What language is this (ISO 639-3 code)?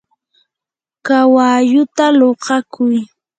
qur